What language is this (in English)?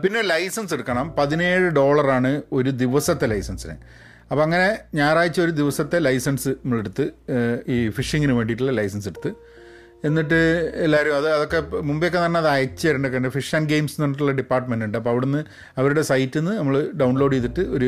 Malayalam